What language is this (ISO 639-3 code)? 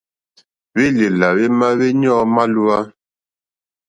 bri